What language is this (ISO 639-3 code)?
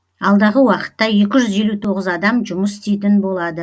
kaz